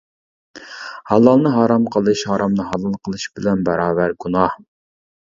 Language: Uyghur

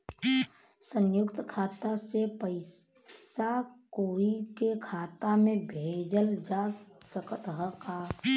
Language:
Bhojpuri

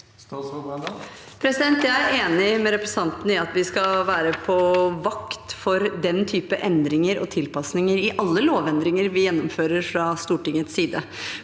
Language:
Norwegian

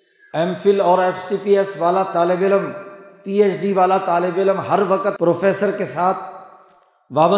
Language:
Urdu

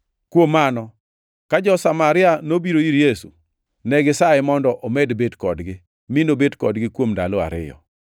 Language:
Luo (Kenya and Tanzania)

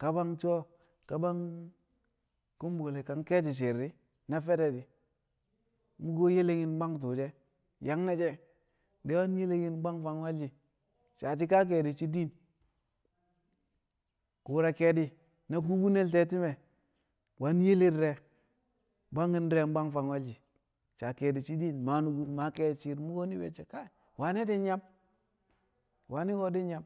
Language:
Kamo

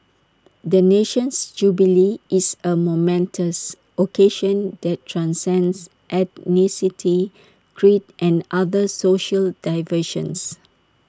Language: English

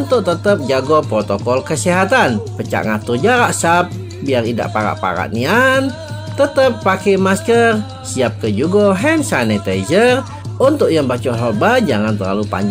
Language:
Indonesian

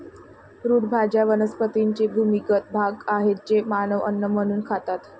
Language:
Marathi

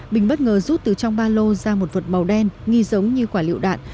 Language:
Vietnamese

